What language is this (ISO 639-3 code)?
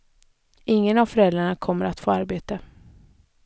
swe